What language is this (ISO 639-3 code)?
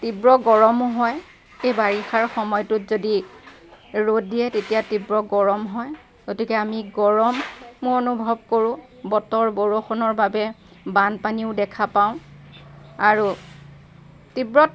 asm